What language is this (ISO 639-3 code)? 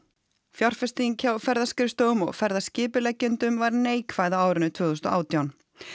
isl